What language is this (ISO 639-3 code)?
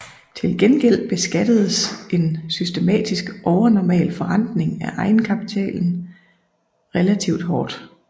dan